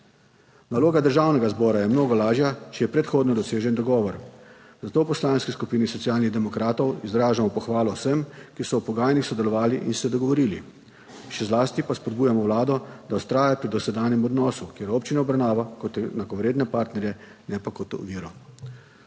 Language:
Slovenian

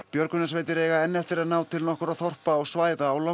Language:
Icelandic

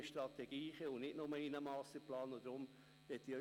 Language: Swiss German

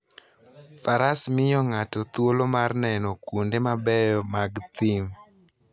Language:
Luo (Kenya and Tanzania)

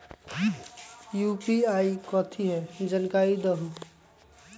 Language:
Magahi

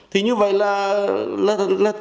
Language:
Vietnamese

